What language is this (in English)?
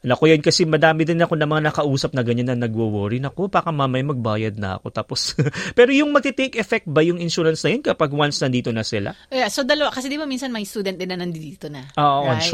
Filipino